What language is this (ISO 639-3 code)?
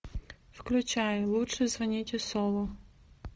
rus